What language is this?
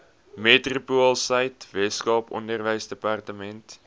Afrikaans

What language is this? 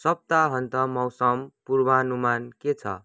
Nepali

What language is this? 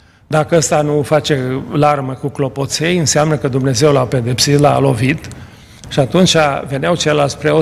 Romanian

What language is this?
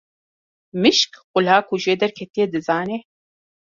Kurdish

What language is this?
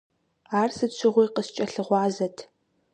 Kabardian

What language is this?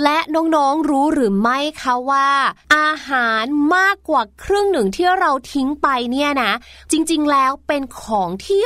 Thai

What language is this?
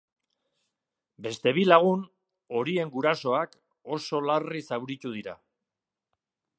Basque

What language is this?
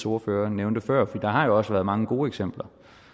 Danish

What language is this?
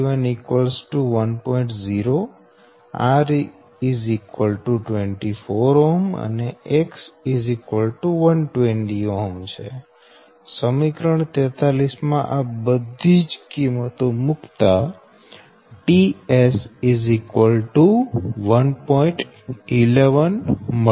Gujarati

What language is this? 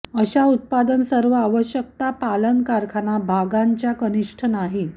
Marathi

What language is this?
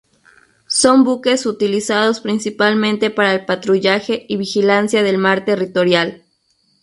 Spanish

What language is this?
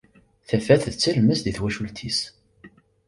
Kabyle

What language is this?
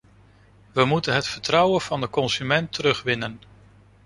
Dutch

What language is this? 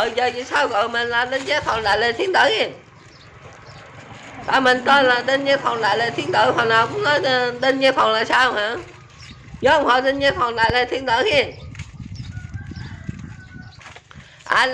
Vietnamese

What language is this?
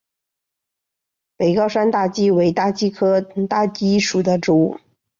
Chinese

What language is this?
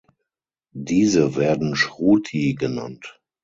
German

